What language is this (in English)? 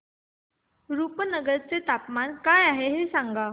Marathi